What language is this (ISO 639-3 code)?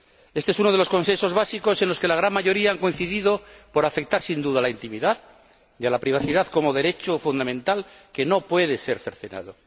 spa